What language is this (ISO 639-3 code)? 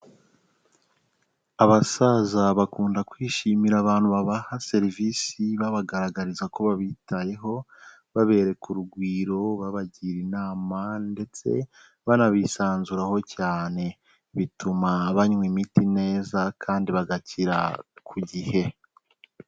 kin